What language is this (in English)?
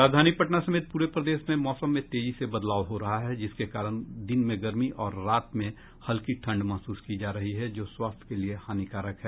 Hindi